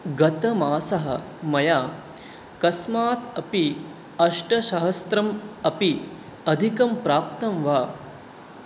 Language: Sanskrit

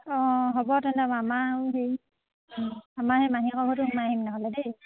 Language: Assamese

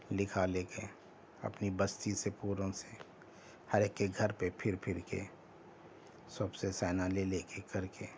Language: Urdu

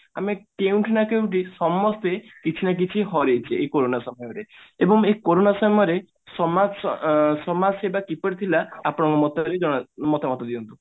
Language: Odia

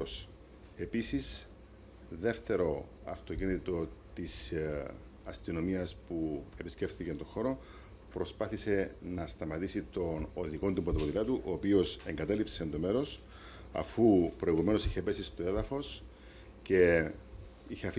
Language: Greek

